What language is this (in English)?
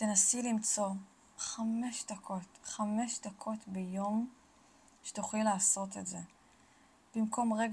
Hebrew